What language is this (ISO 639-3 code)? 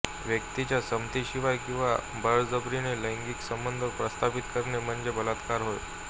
mar